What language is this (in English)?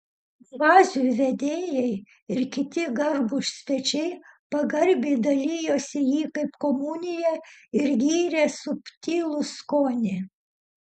Lithuanian